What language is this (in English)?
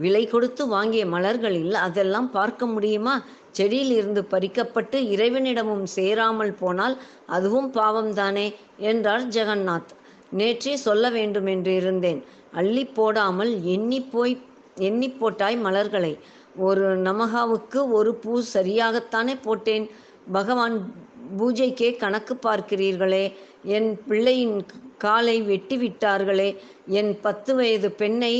Tamil